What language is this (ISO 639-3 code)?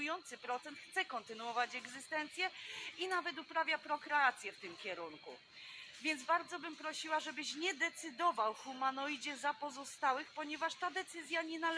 pol